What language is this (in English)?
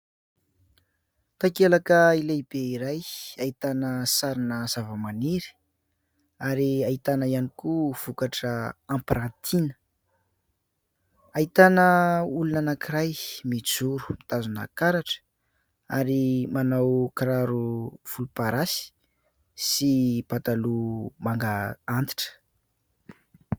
Malagasy